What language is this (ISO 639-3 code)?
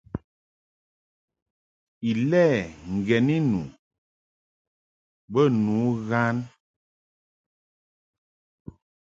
mhk